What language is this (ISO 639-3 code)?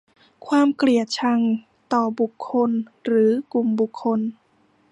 tha